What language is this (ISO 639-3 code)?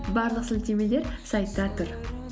kaz